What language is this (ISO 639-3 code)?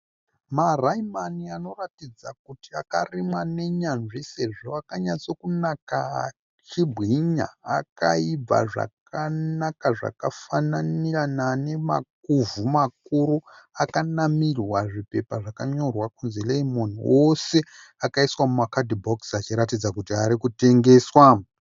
sna